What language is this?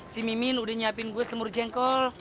Indonesian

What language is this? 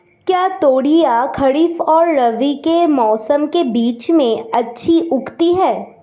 Hindi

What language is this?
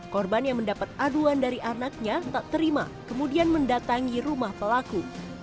Indonesian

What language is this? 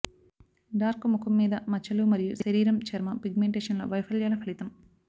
Telugu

